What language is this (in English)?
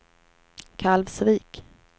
Swedish